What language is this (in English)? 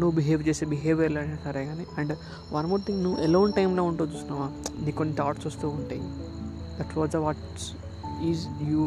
Telugu